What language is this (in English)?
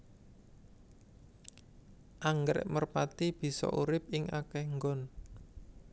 Javanese